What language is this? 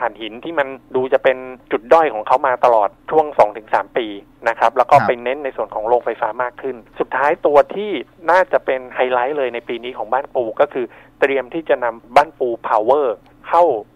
Thai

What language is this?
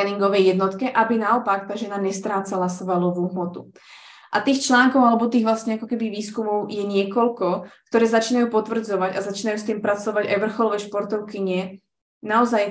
Slovak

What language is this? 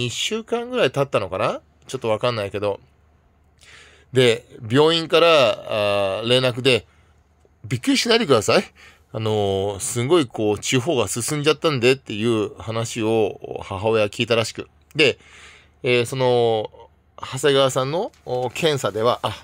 Japanese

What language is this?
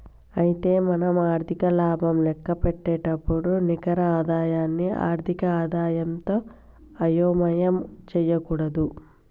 Telugu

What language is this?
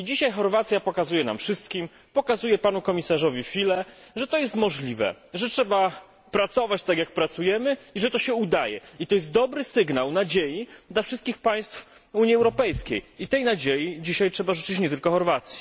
Polish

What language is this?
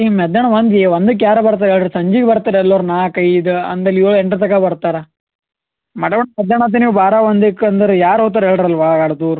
Kannada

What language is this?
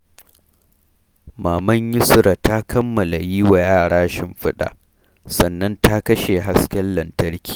Hausa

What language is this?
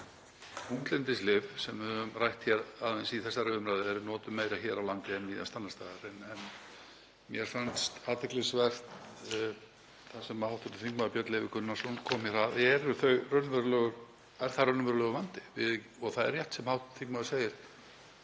Icelandic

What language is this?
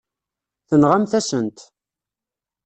Kabyle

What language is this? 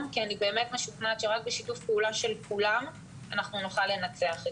Hebrew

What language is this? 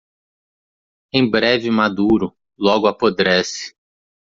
Portuguese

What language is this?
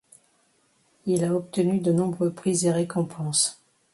French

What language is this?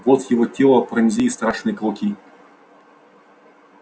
Russian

